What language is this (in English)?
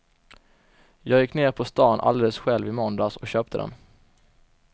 Swedish